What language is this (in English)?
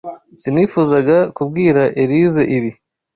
Kinyarwanda